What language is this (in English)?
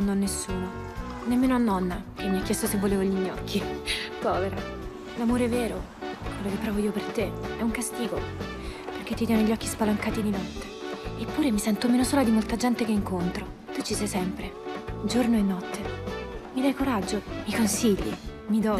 Italian